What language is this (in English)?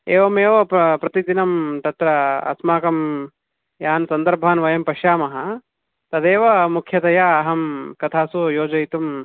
Sanskrit